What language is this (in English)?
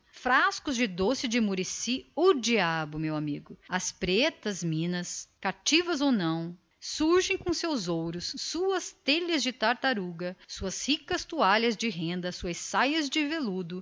Portuguese